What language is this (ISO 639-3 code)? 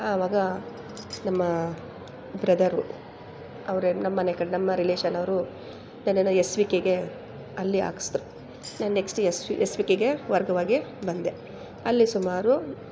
kan